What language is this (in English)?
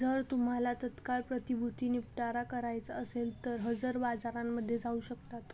Marathi